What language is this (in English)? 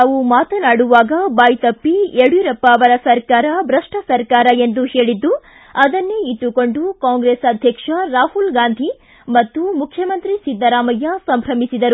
Kannada